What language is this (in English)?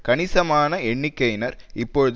Tamil